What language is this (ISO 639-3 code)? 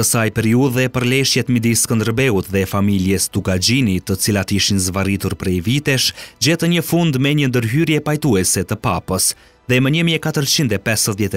ron